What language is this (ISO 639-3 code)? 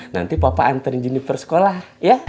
ind